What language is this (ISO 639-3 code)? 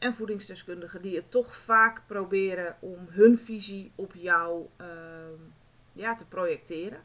nld